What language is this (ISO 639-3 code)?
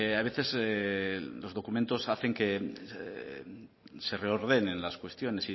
spa